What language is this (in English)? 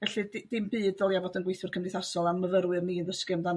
Welsh